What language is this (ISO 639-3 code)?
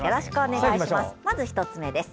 jpn